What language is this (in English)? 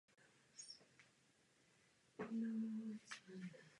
Czech